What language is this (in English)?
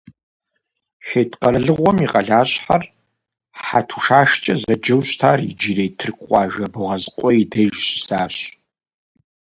Kabardian